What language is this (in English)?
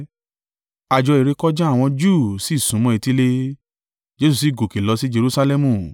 Yoruba